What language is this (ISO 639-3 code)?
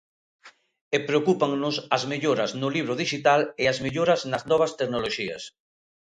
glg